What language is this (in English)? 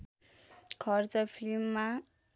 Nepali